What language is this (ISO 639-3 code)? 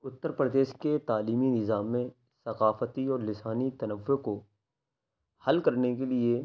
urd